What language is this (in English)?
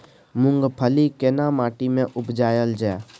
Maithili